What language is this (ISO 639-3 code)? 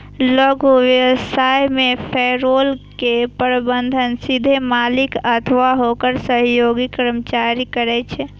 mai